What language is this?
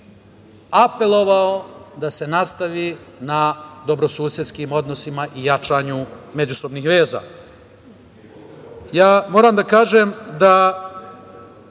Serbian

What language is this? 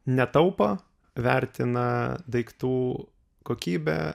Lithuanian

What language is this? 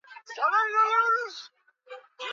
Swahili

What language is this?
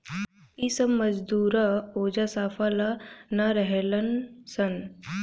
Bhojpuri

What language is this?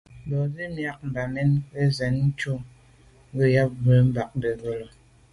Medumba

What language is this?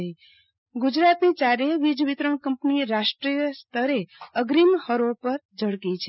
Gujarati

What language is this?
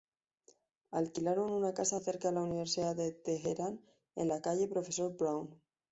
Spanish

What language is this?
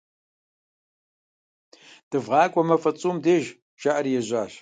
Kabardian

